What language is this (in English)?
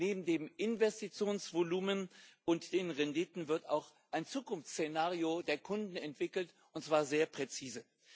German